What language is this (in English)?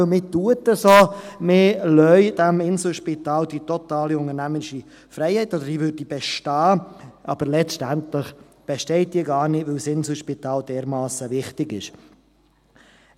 Swiss German